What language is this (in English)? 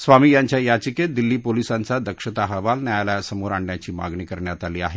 Marathi